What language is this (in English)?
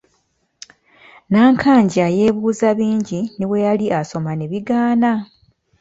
Ganda